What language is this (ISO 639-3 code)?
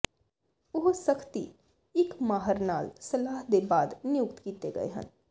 pan